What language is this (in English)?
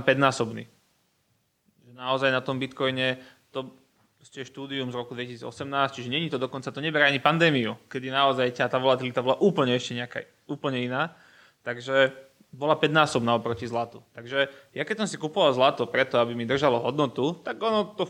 Slovak